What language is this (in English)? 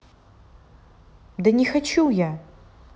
Russian